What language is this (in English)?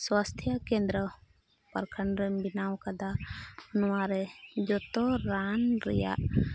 Santali